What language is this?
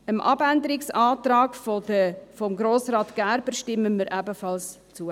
Swiss German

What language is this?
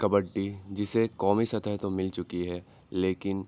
Urdu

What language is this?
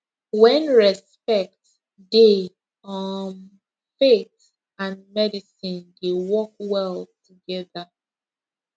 Nigerian Pidgin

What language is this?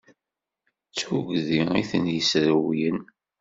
Kabyle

